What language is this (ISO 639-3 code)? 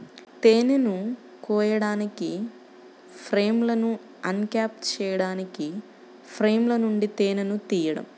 tel